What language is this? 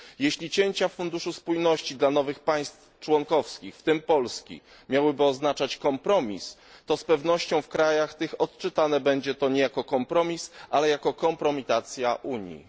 Polish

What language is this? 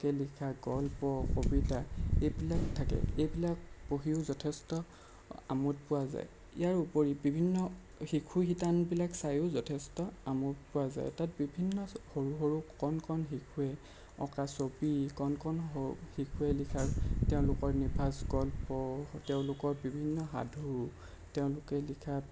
Assamese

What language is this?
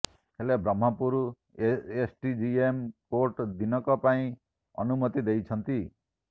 Odia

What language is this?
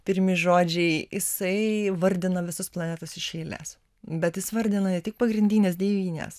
Lithuanian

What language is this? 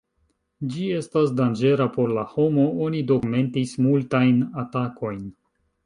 Esperanto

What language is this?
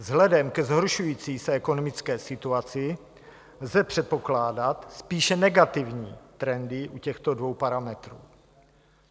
Czech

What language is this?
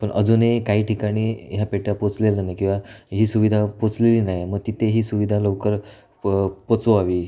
Marathi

